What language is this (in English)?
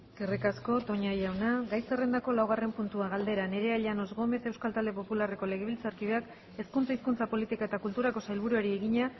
Basque